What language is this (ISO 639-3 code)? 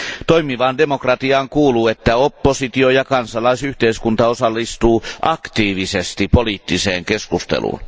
fin